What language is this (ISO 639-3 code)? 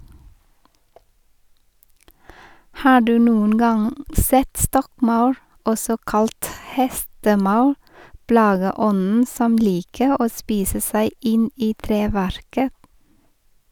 nor